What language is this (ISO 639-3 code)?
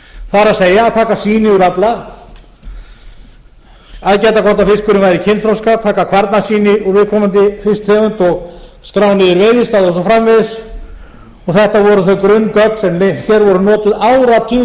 isl